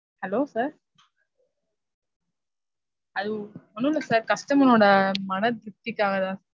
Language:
Tamil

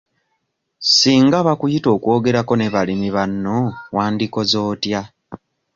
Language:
Ganda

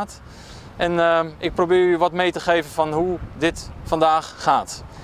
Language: Dutch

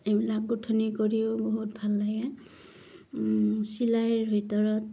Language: Assamese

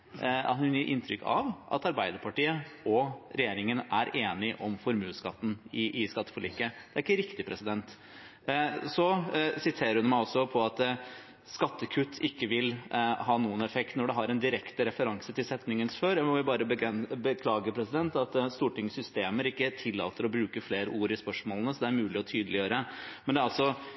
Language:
Norwegian Bokmål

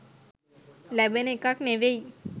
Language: Sinhala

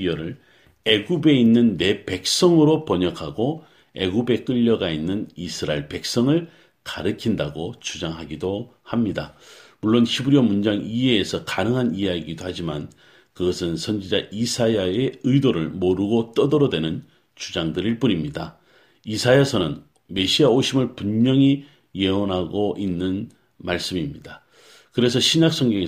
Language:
Korean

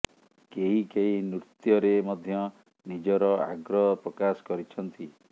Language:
Odia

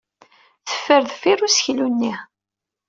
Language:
Kabyle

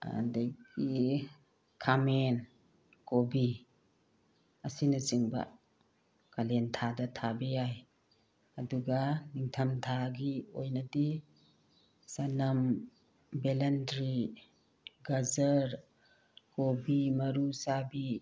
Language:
Manipuri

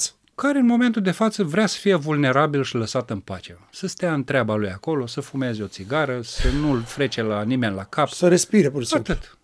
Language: Romanian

